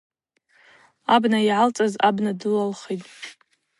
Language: Abaza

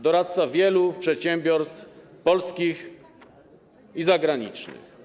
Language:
Polish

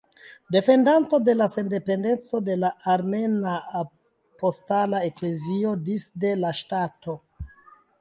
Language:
Esperanto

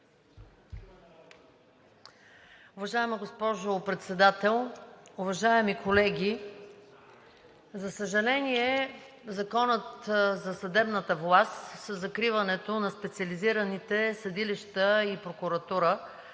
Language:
Bulgarian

